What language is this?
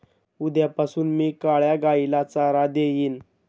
Marathi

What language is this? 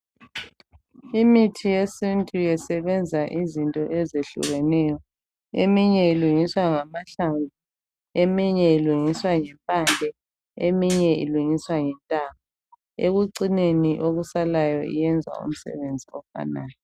North Ndebele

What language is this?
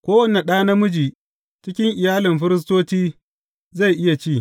Hausa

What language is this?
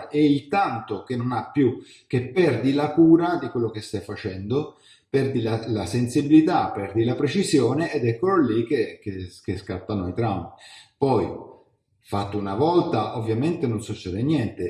Italian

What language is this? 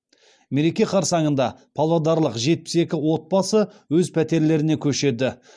Kazakh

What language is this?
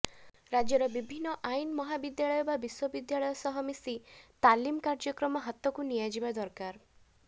Odia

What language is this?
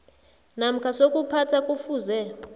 South Ndebele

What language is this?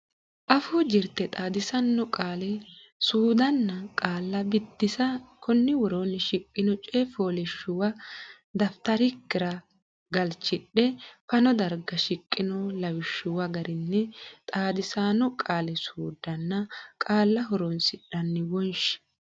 Sidamo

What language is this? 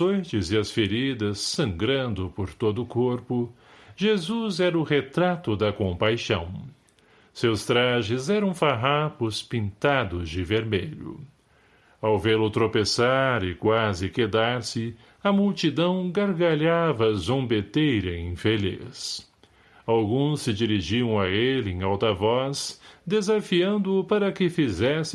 Portuguese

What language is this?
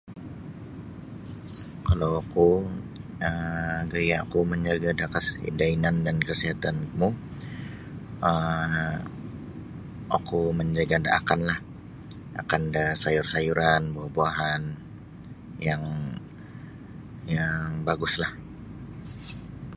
Sabah Bisaya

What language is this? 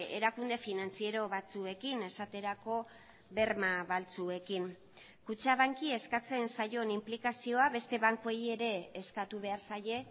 Basque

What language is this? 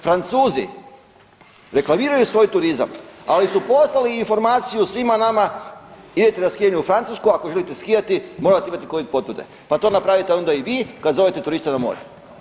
Croatian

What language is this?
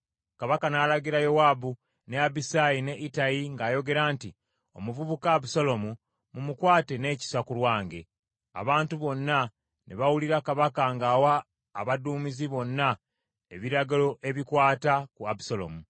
Ganda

